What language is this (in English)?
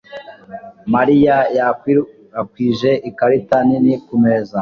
Kinyarwanda